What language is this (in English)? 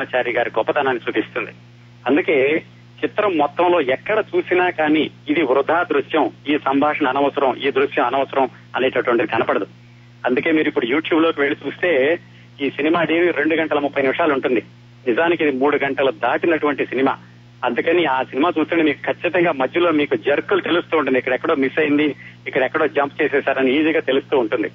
Telugu